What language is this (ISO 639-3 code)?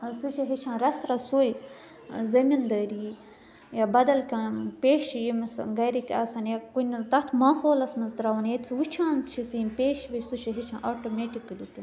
kas